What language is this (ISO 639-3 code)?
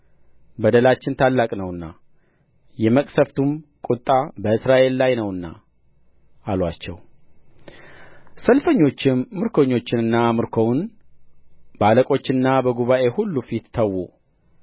amh